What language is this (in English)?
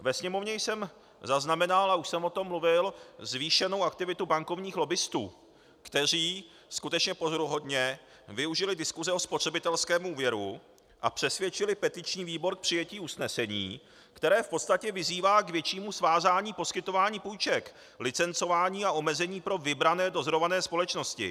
Czech